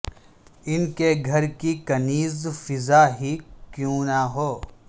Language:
Urdu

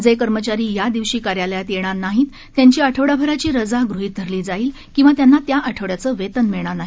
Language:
Marathi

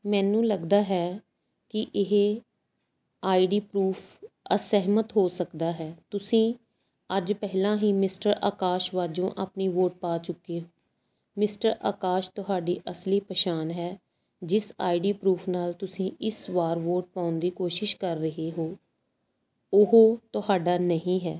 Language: Punjabi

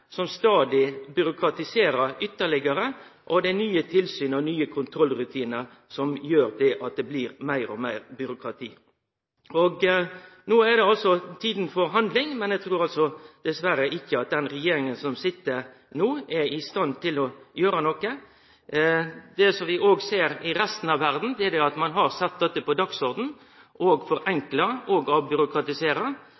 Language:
Norwegian Nynorsk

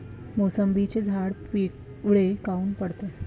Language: Marathi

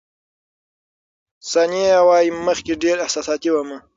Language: Pashto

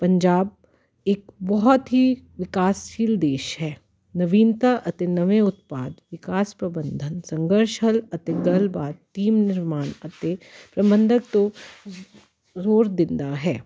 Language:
Punjabi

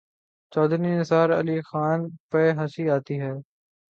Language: Urdu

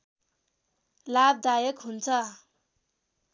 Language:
Nepali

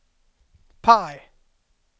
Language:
Swedish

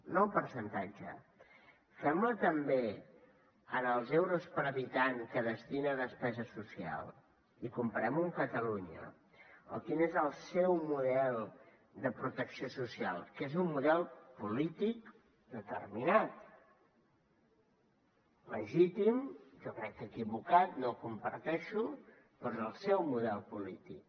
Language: Catalan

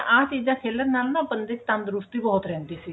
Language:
Punjabi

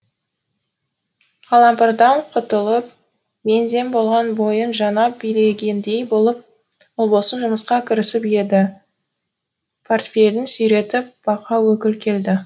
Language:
Kazakh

